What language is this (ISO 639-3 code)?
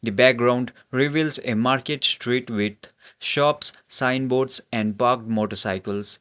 eng